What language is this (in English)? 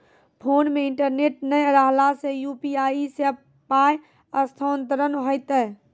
Maithili